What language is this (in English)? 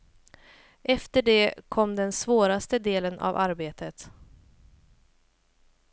Swedish